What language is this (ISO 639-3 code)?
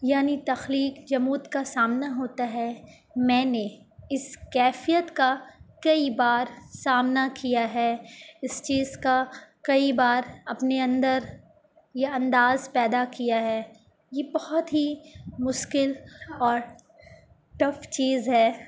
urd